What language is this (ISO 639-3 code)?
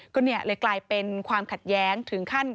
tha